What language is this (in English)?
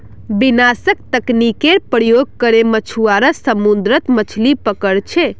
Magahi